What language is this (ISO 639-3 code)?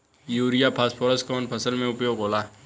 bho